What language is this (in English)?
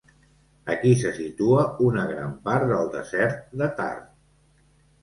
Catalan